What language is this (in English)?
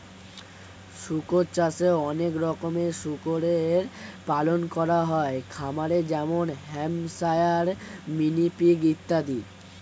Bangla